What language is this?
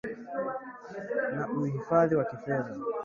Swahili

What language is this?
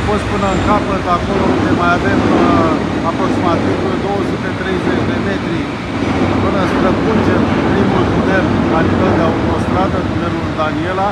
Romanian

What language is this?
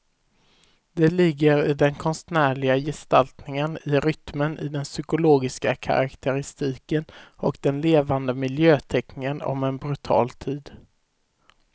Swedish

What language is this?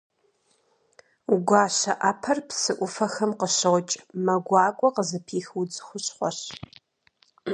Kabardian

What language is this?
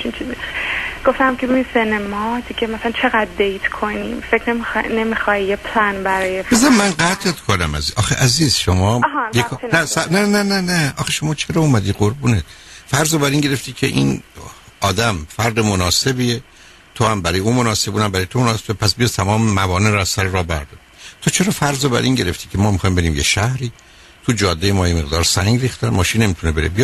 Persian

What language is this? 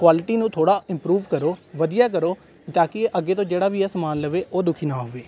Punjabi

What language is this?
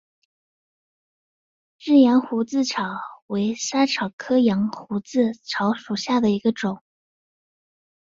Chinese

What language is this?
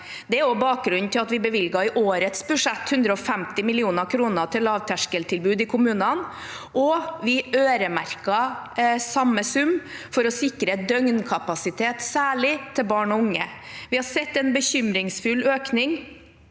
Norwegian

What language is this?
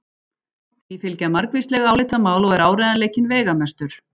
Icelandic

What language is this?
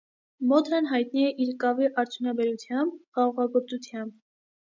Armenian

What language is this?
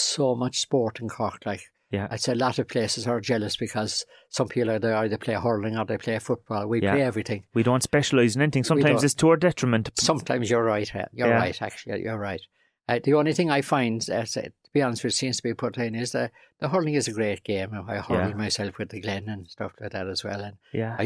English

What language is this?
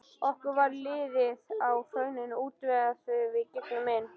Icelandic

